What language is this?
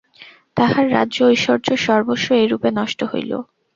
Bangla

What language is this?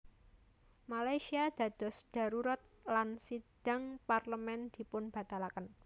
Javanese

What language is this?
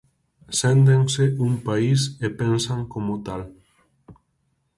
Galician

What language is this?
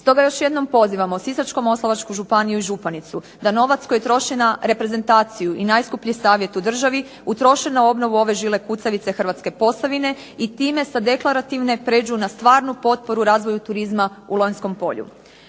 Croatian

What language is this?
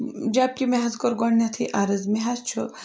Kashmiri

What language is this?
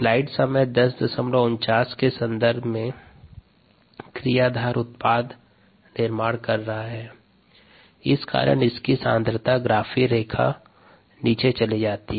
Hindi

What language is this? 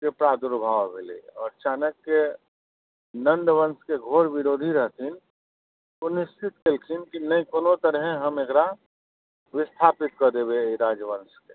Maithili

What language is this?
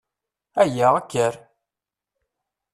Kabyle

